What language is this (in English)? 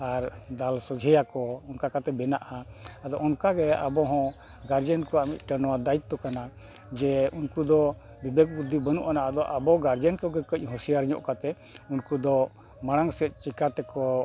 Santali